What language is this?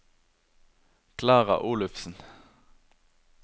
Norwegian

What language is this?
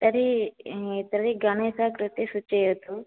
Sanskrit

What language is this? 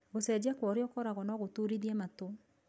Kikuyu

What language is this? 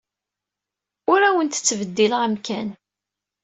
Kabyle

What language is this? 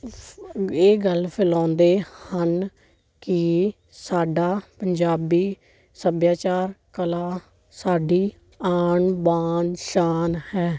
Punjabi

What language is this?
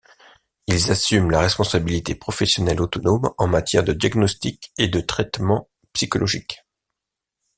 French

